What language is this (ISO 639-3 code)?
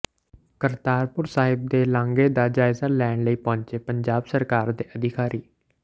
pan